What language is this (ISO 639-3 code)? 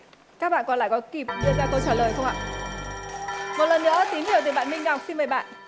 vie